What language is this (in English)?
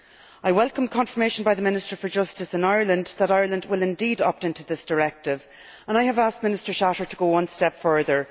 English